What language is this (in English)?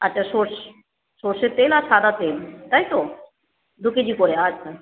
Bangla